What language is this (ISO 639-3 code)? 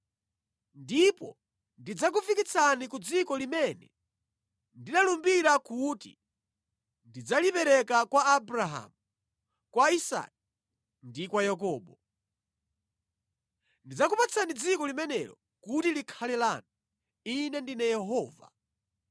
nya